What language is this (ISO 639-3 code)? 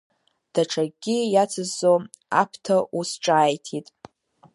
abk